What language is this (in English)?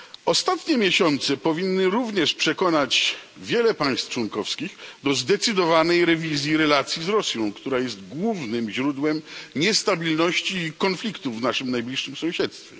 Polish